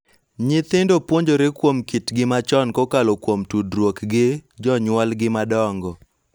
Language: Luo (Kenya and Tanzania)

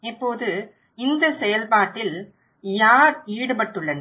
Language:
Tamil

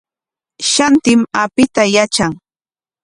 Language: Corongo Ancash Quechua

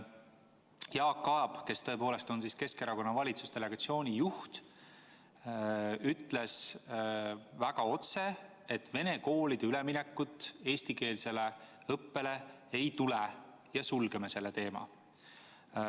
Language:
Estonian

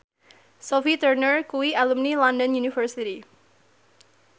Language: Javanese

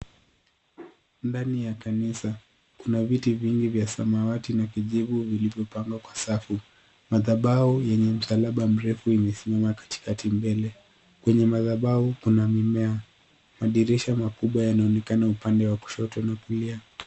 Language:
Swahili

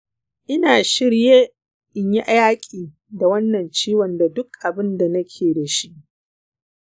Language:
Hausa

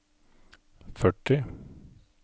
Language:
Norwegian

